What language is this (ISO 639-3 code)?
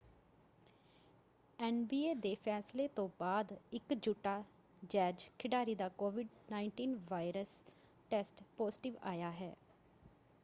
pan